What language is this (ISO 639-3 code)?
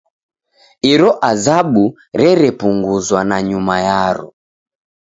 dav